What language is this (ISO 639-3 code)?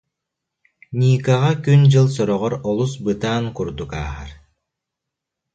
sah